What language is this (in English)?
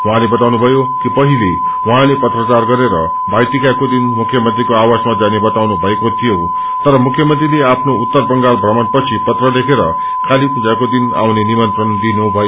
Nepali